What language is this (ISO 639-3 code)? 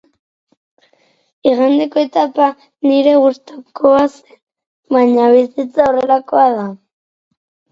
eus